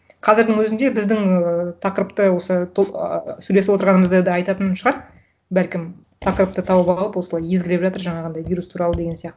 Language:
Kazakh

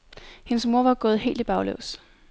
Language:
Danish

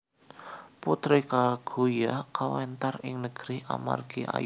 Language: Javanese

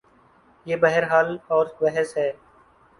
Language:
Urdu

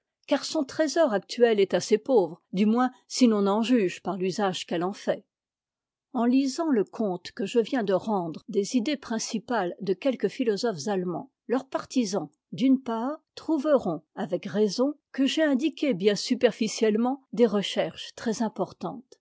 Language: French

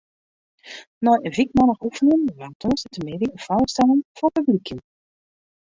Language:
Western Frisian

